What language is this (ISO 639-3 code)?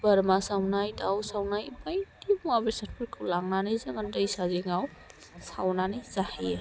brx